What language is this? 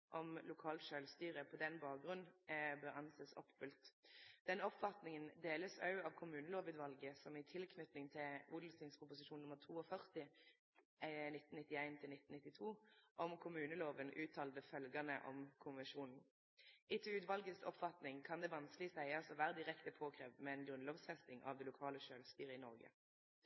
Norwegian Nynorsk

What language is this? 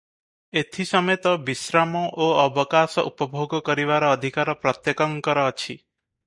Odia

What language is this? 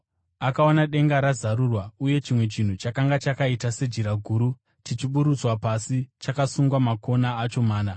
Shona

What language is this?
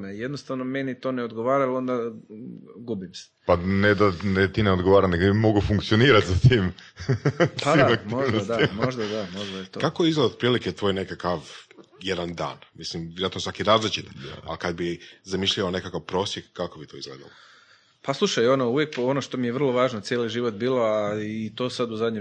Croatian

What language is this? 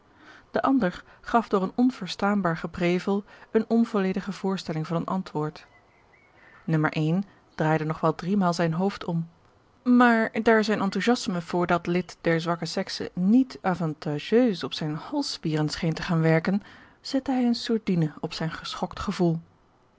Dutch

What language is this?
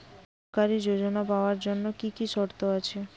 Bangla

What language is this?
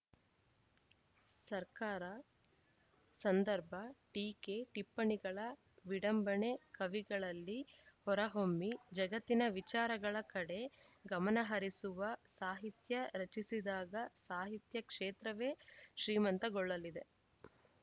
Kannada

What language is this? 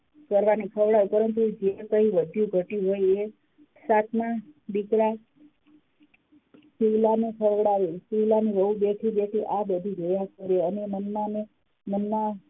Gujarati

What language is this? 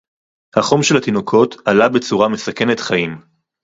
Hebrew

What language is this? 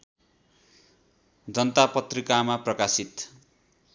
Nepali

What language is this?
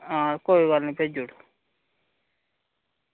Dogri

